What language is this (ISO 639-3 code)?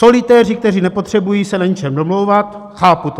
ces